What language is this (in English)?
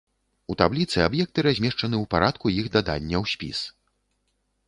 Belarusian